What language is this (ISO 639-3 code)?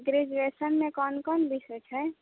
mai